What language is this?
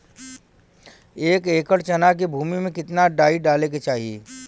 Bhojpuri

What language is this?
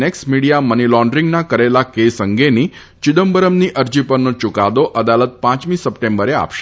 Gujarati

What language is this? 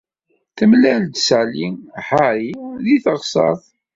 Kabyle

